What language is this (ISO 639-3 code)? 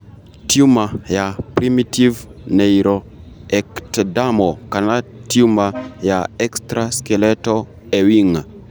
kik